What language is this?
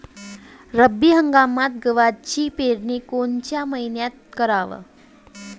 Marathi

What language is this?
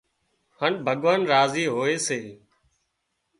Wadiyara Koli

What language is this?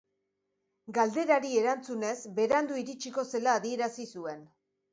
Basque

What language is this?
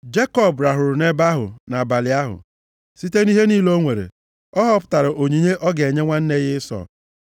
Igbo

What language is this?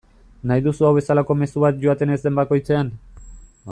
Basque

